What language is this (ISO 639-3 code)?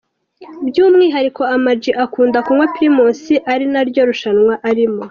kin